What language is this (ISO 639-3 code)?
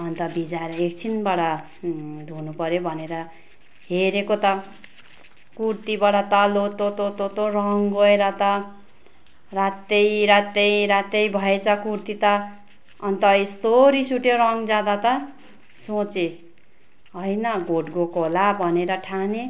nep